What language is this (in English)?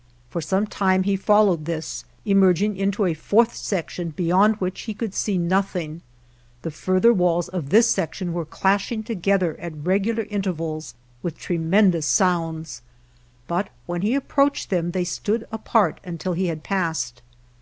English